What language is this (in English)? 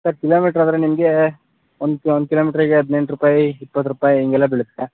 Kannada